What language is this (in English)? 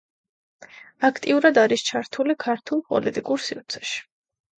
Georgian